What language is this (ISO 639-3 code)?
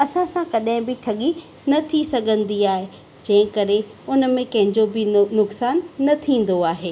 snd